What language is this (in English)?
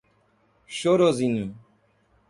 Portuguese